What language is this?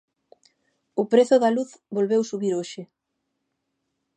Galician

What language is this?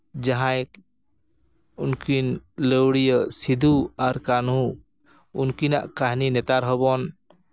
Santali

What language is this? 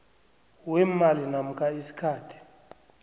South Ndebele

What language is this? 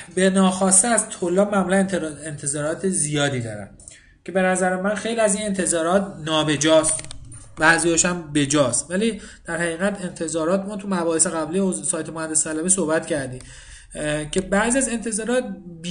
Persian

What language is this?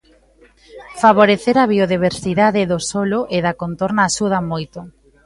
Galician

